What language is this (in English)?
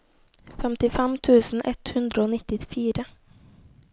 Norwegian